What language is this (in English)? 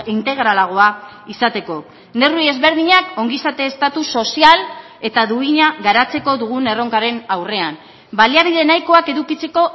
Basque